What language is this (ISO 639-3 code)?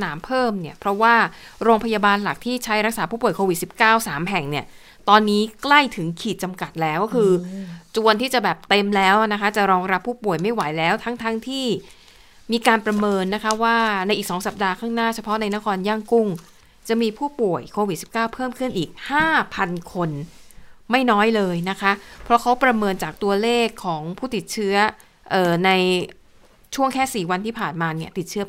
tha